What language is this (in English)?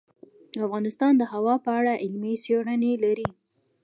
Pashto